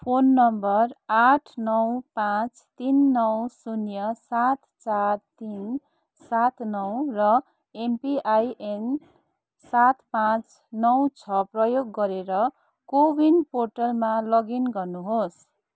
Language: Nepali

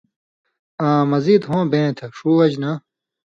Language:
Indus Kohistani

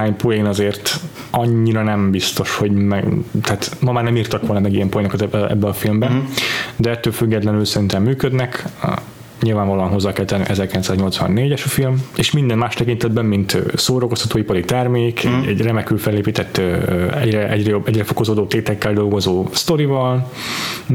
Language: Hungarian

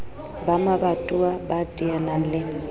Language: Southern Sotho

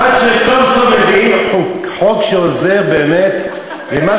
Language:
Hebrew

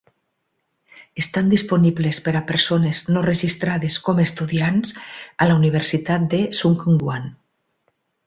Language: Catalan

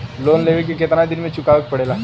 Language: Bhojpuri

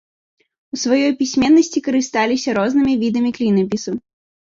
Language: Belarusian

